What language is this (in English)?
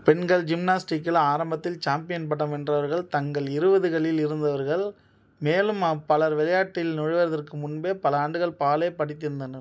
Tamil